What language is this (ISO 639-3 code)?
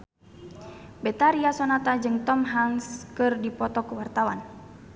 sun